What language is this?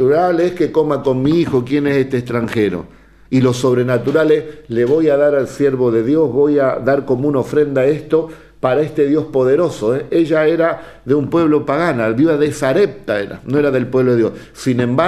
Spanish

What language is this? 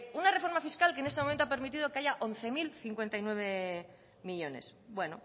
Spanish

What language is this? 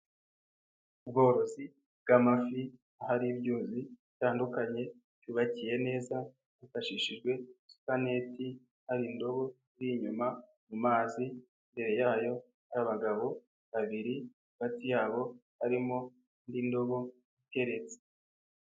Kinyarwanda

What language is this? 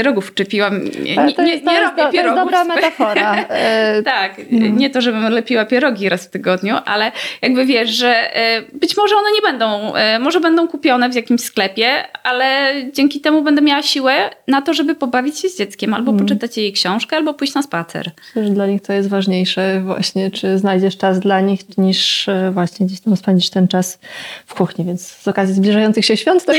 Polish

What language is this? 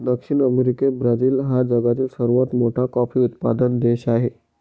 Marathi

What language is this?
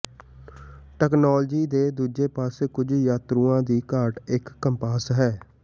Punjabi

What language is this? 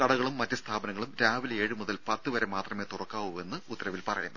Malayalam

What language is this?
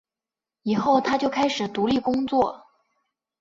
Chinese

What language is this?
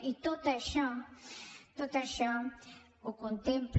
Catalan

